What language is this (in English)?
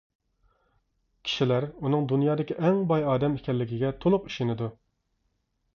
Uyghur